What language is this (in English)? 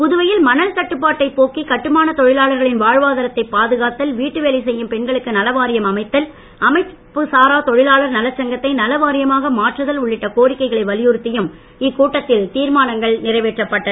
Tamil